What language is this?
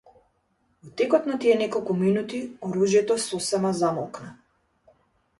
Macedonian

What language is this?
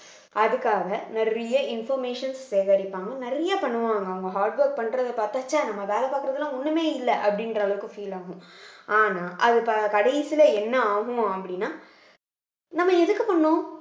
Tamil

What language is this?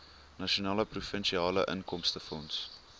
Afrikaans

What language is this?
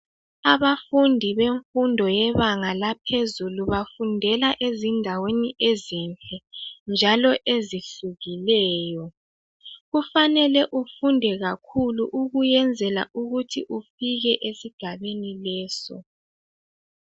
North Ndebele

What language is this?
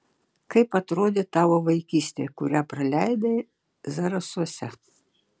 Lithuanian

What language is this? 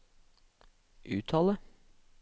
Norwegian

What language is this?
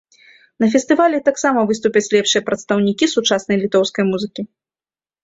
Belarusian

